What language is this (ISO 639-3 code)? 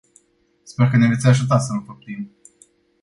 ron